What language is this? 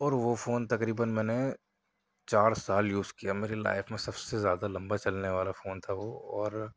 Urdu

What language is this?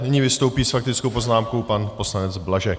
Czech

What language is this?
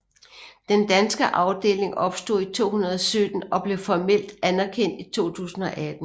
Danish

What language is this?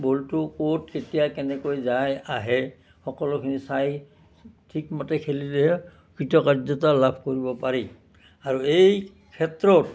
Assamese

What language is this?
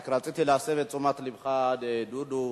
Hebrew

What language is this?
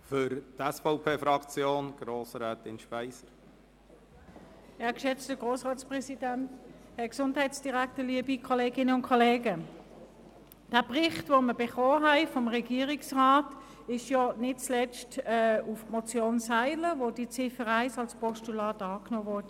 Swiss German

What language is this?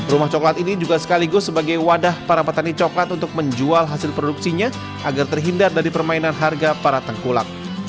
Indonesian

